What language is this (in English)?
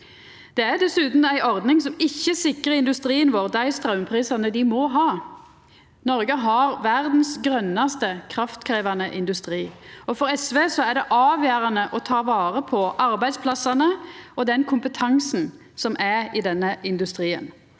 Norwegian